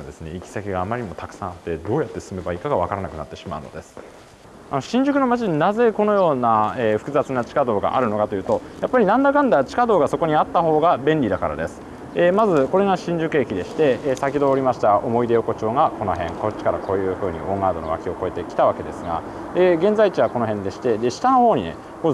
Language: Japanese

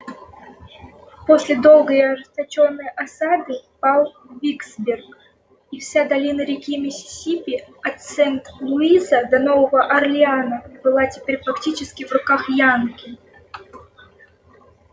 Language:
Russian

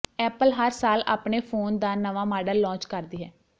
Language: Punjabi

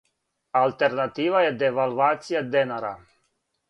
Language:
Serbian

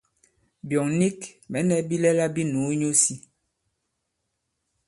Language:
Bankon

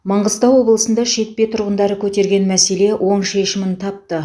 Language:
Kazakh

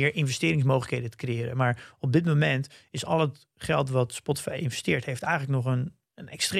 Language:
Dutch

